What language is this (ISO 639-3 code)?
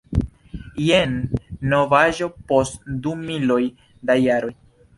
epo